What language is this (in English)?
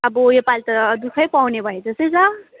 Nepali